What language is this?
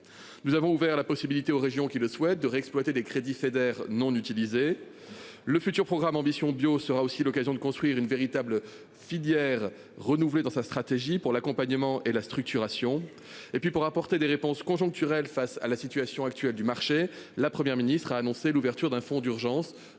French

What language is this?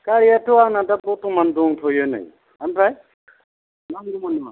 Bodo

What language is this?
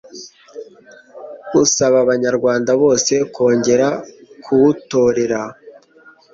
Kinyarwanda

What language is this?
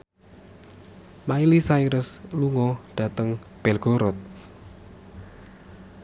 Javanese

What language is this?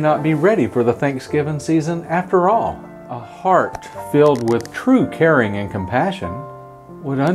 English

